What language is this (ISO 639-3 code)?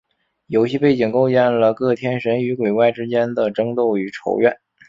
zho